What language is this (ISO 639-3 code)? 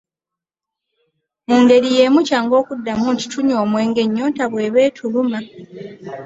lug